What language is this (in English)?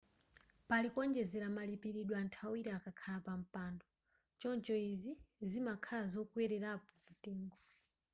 Nyanja